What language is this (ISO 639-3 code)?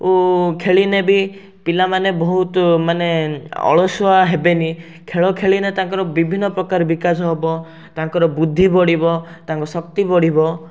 ori